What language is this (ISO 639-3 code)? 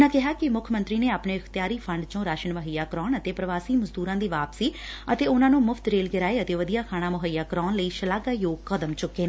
pan